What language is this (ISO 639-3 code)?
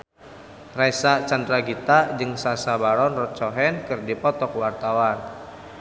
sun